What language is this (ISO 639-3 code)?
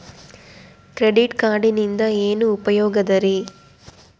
kan